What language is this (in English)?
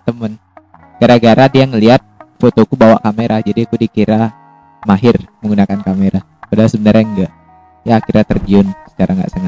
Indonesian